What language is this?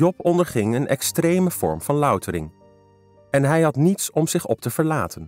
Dutch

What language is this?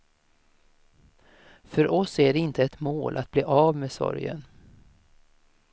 Swedish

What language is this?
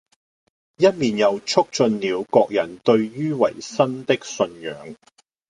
Cantonese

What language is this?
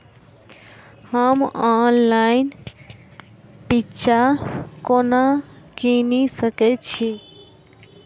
Maithili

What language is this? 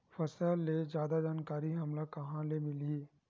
Chhattisgarhi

